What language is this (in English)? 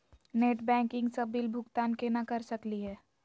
Magahi